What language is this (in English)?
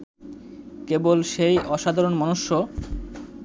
Bangla